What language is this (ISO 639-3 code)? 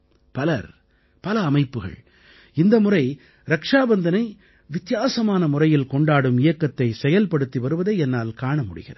tam